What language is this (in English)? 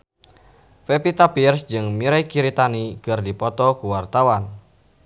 Sundanese